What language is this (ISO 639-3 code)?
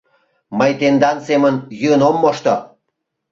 chm